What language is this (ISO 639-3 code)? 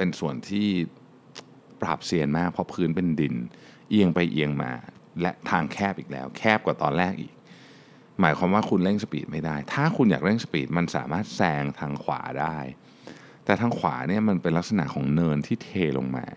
tha